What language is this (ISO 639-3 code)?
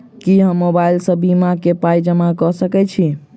mai